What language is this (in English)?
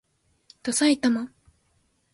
Japanese